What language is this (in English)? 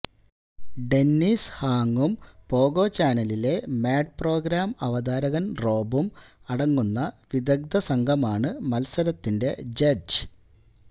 Malayalam